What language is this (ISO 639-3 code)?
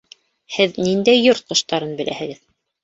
bak